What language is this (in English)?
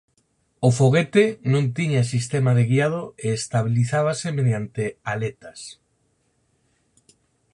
Galician